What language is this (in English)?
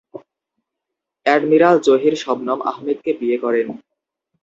Bangla